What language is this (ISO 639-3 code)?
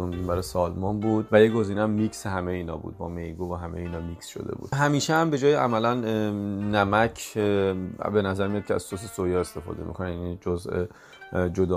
fas